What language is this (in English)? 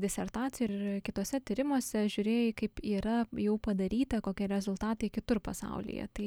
Lithuanian